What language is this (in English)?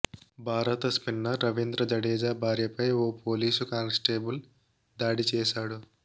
Telugu